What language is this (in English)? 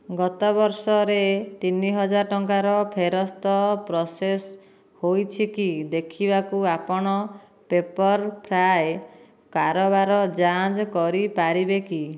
Odia